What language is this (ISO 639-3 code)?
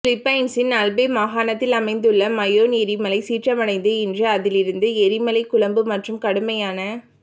tam